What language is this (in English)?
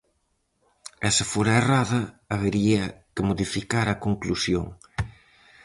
Galician